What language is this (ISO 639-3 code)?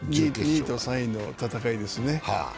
jpn